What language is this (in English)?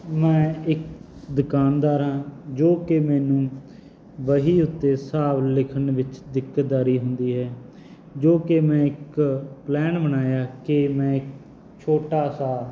Punjabi